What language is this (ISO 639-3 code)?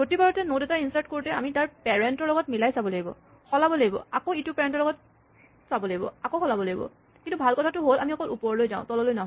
asm